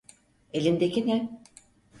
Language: Turkish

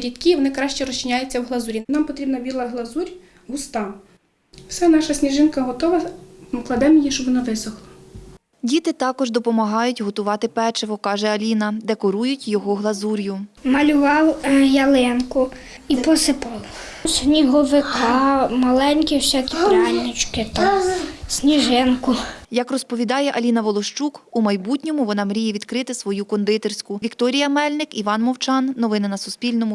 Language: Ukrainian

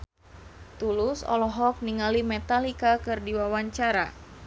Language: Sundanese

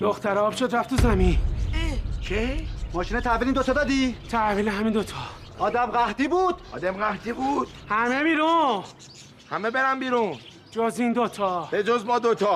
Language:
Persian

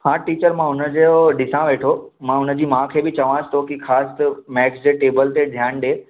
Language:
Sindhi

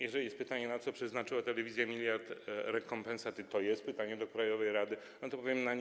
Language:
Polish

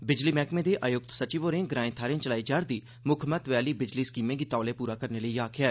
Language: Dogri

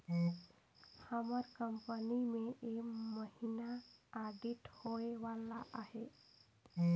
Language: Chhattisgarhi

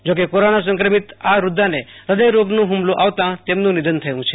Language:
Gujarati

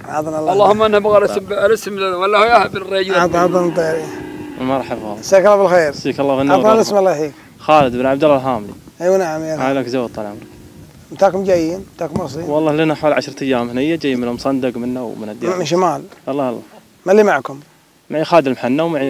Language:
Arabic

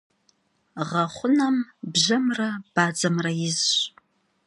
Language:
Kabardian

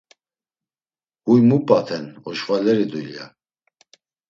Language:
Laz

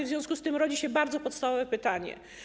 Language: Polish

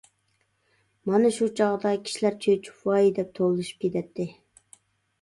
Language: Uyghur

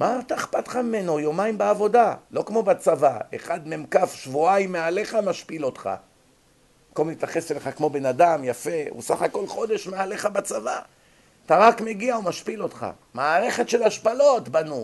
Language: Hebrew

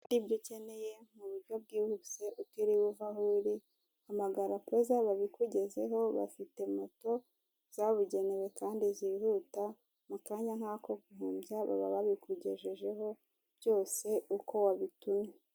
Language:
Kinyarwanda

